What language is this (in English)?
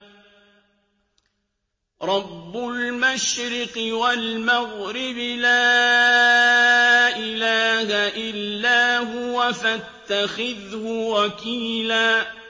Arabic